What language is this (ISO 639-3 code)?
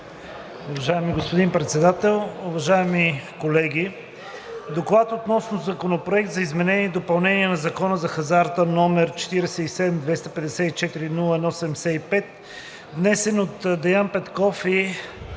bul